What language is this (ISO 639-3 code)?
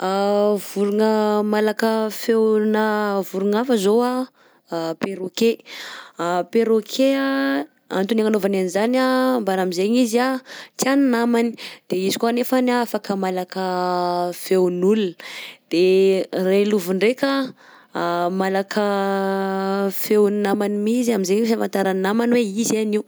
bzc